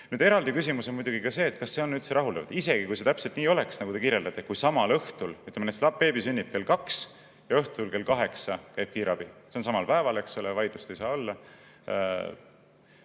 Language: Estonian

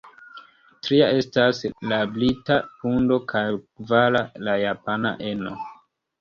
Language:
Esperanto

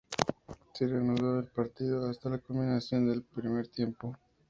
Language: Spanish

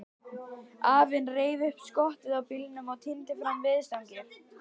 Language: Icelandic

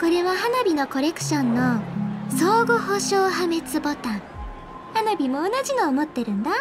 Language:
Japanese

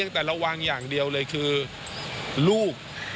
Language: Thai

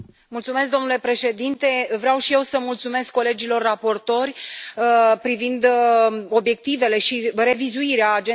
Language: Romanian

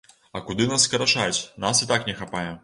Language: Belarusian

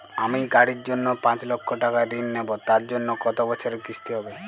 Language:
Bangla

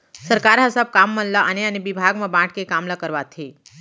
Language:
Chhattisgarhi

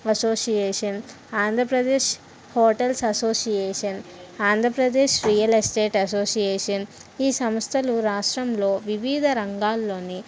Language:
Telugu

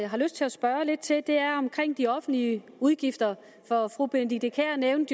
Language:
Danish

